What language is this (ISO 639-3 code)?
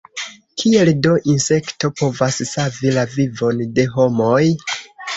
epo